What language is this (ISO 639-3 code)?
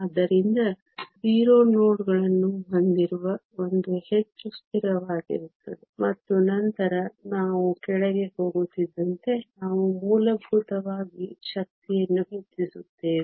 kan